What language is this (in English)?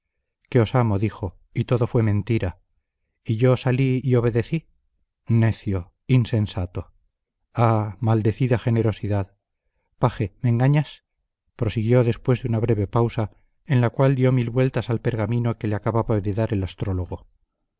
Spanish